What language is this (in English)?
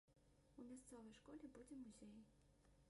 Belarusian